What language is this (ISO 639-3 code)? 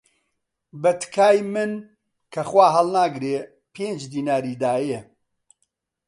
ckb